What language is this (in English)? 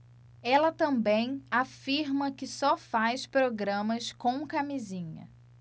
Portuguese